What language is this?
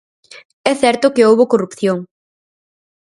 Galician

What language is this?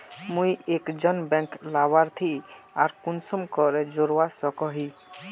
Magahi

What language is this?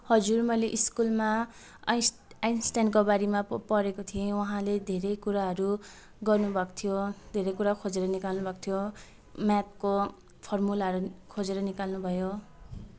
Nepali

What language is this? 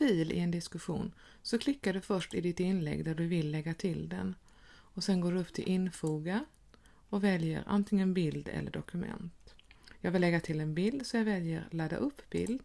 Swedish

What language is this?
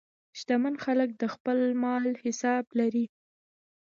Pashto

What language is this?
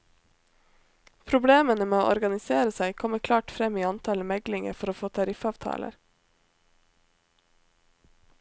Norwegian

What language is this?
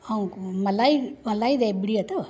Sindhi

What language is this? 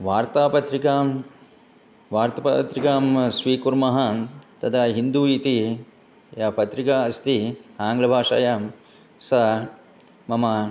Sanskrit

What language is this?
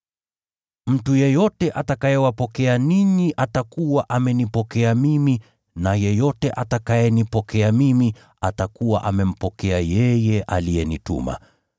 Swahili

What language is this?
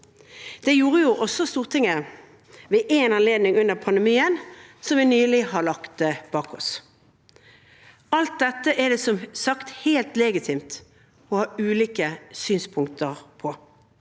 Norwegian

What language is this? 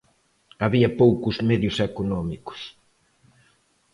Galician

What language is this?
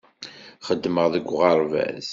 Kabyle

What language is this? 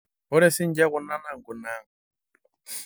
Masai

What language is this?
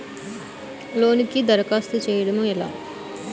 Telugu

